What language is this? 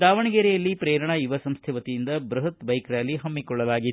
Kannada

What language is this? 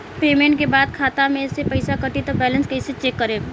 Bhojpuri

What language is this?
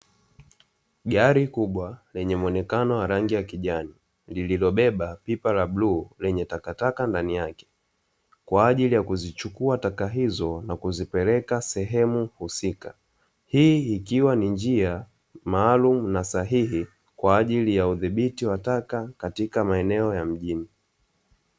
Swahili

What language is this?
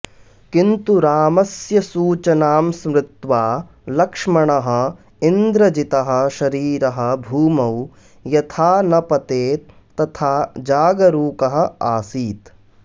Sanskrit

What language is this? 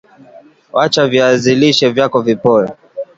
Swahili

